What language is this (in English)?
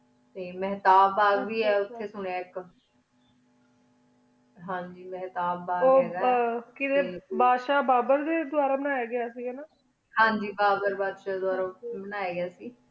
Punjabi